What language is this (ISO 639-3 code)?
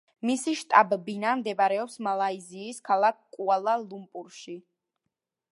kat